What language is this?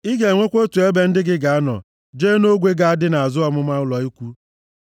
Igbo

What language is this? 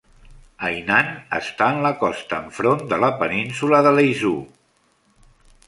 Catalan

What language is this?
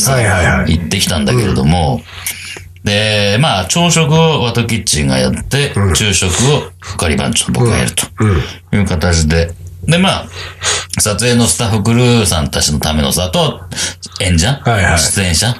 Japanese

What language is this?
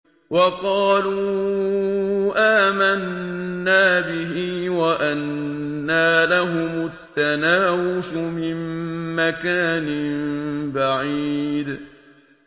Arabic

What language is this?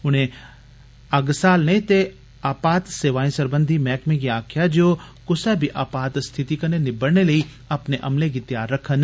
Dogri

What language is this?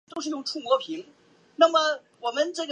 Chinese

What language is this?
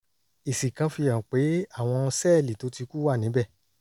Yoruba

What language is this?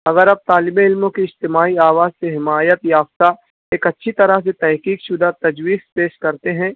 Urdu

